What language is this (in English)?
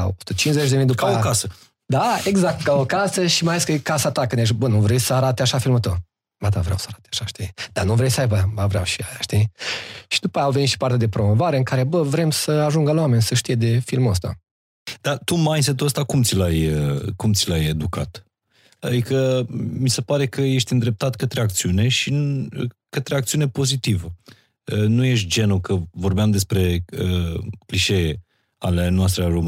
Romanian